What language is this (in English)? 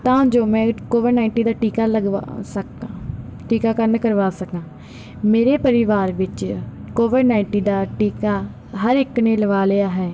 Punjabi